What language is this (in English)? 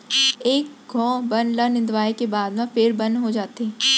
Chhattisgarhi